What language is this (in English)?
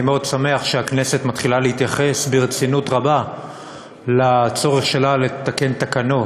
Hebrew